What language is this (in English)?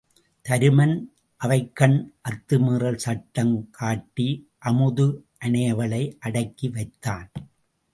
Tamil